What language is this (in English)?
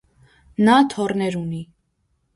Armenian